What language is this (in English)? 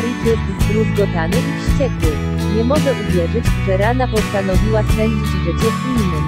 Polish